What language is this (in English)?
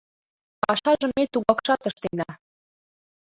Mari